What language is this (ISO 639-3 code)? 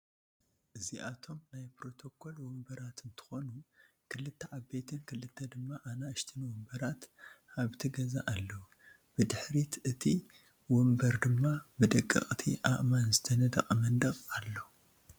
tir